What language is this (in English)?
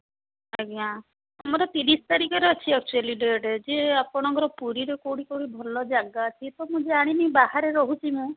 Odia